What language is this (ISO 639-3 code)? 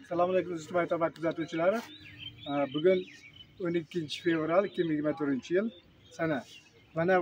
tur